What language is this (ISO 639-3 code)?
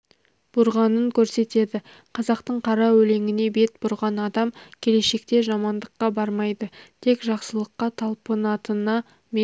kaz